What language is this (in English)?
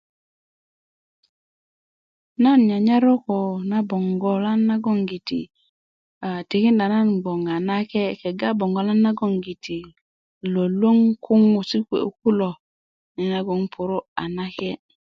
Kuku